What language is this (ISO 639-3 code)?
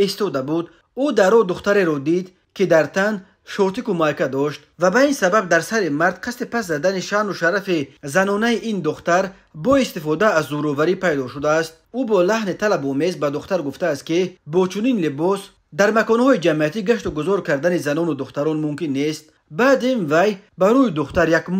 fas